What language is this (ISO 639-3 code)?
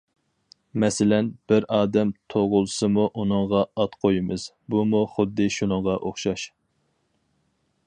uig